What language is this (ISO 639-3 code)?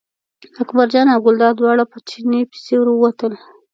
pus